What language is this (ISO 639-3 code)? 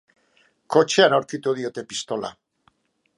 eus